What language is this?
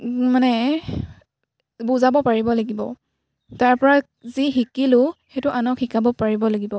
Assamese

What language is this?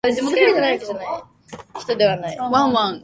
Japanese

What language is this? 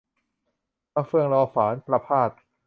Thai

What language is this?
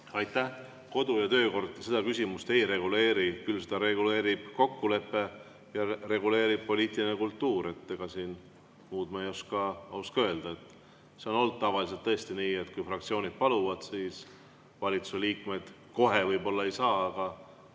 Estonian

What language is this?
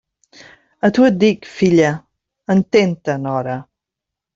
Catalan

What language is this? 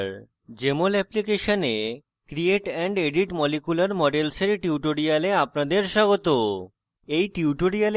Bangla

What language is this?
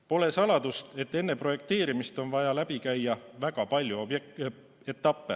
Estonian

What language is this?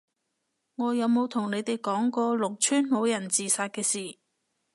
Cantonese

